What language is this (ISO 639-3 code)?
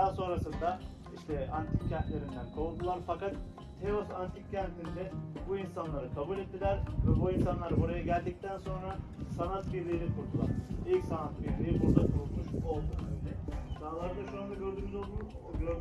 tur